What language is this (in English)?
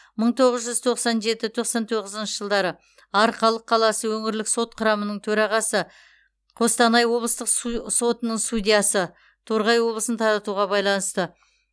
Kazakh